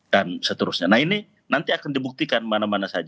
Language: Indonesian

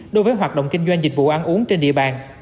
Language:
Vietnamese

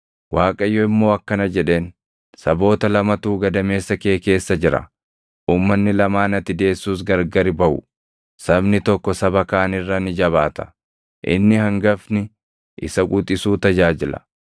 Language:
Oromo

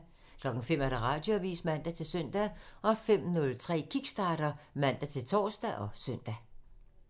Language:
Danish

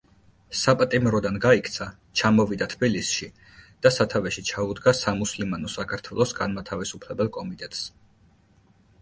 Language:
Georgian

